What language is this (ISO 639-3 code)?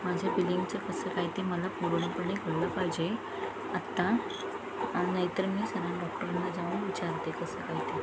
mar